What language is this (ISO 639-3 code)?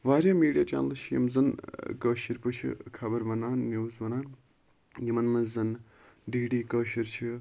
kas